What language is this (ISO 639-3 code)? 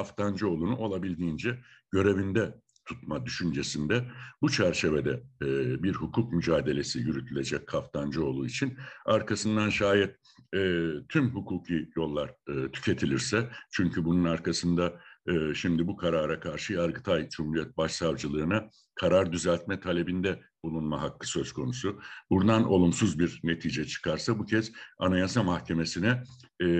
tur